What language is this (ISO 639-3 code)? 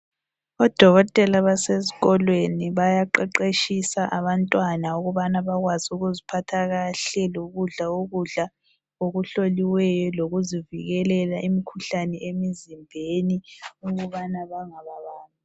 nde